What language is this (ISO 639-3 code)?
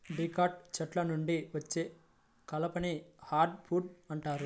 tel